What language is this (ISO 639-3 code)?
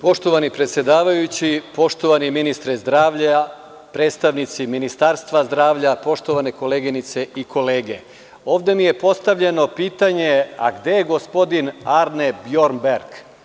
srp